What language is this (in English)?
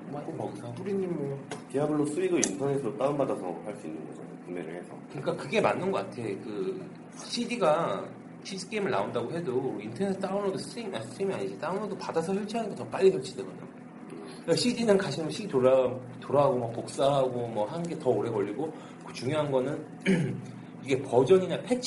Korean